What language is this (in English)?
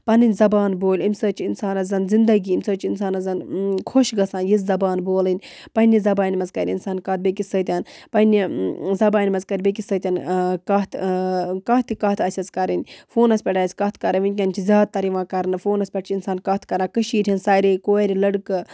Kashmiri